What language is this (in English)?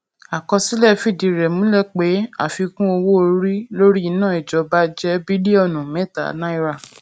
Yoruba